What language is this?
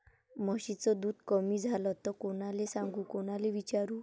Marathi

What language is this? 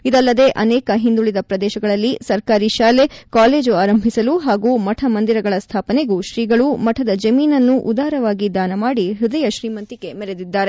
Kannada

